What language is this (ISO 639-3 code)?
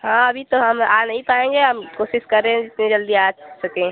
hin